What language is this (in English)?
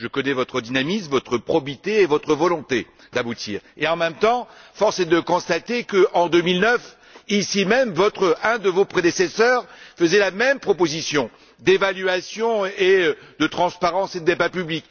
French